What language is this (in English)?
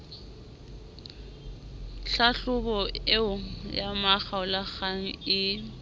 Southern Sotho